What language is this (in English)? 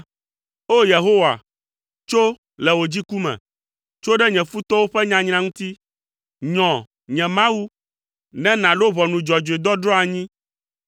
Ewe